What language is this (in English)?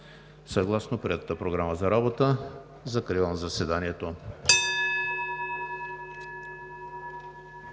Bulgarian